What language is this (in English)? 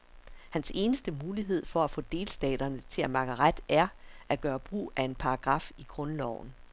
Danish